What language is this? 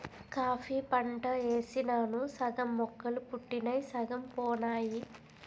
Telugu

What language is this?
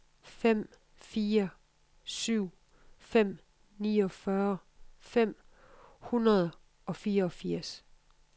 Danish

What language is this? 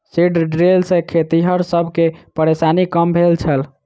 Maithili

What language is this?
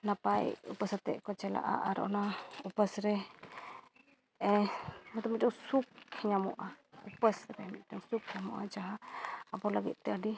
Santali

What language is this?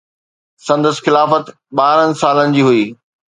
Sindhi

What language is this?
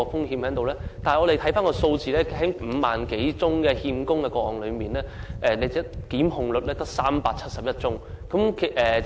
Cantonese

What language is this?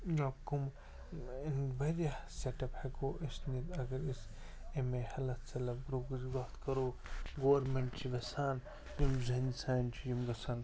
Kashmiri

